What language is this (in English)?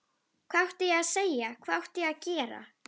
Icelandic